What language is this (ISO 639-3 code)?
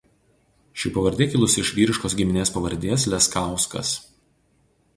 lit